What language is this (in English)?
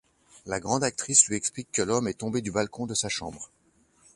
French